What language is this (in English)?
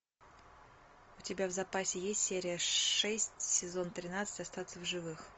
Russian